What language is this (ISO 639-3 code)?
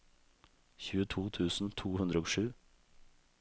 nor